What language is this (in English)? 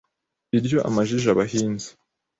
Kinyarwanda